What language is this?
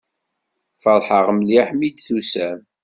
Kabyle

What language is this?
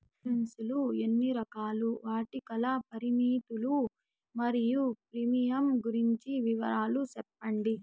Telugu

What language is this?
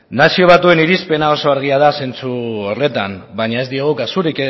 Basque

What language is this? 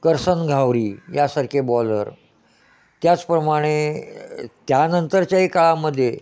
Marathi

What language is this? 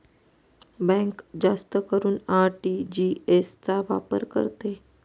Marathi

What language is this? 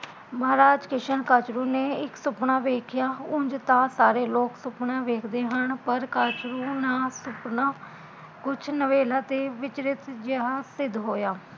Punjabi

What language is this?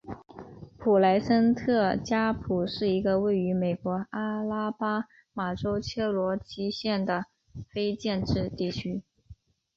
Chinese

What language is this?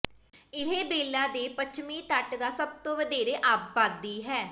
Punjabi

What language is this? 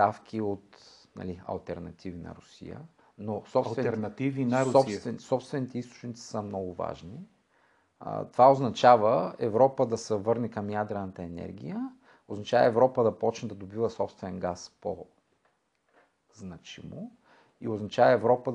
Bulgarian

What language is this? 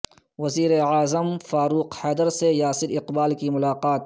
Urdu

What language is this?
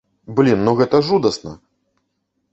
Belarusian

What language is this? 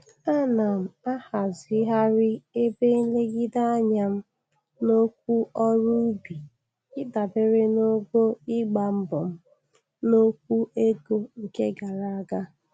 Igbo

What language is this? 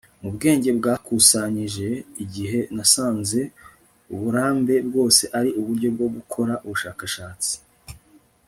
Kinyarwanda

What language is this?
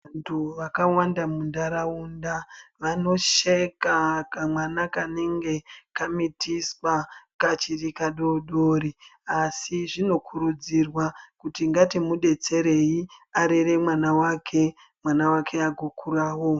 Ndau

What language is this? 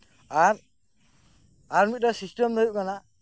Santali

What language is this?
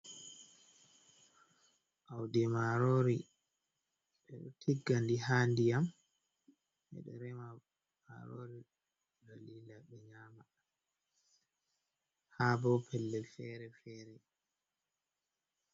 Fula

